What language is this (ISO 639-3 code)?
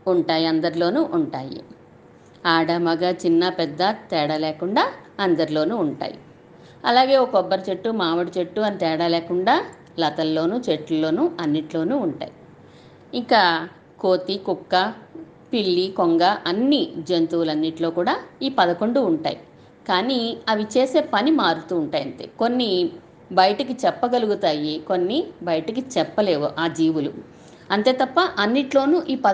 tel